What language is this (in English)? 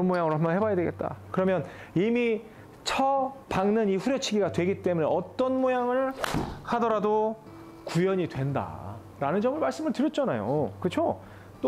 Korean